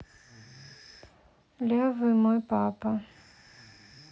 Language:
Russian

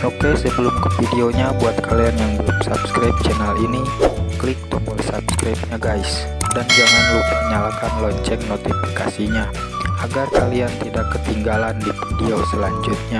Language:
Indonesian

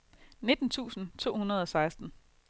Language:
Danish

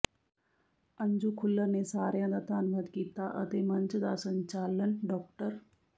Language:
Punjabi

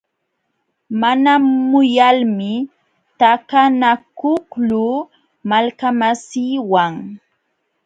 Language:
Jauja Wanca Quechua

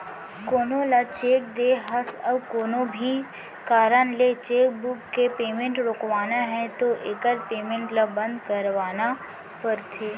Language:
Chhattisgarhi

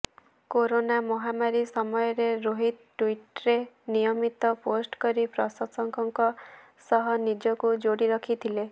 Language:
Odia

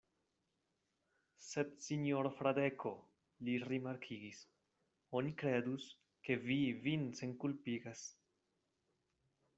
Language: Esperanto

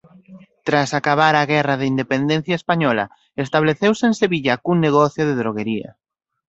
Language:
Galician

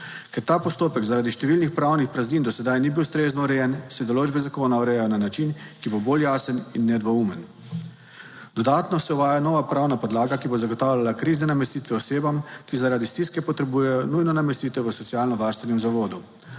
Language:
Slovenian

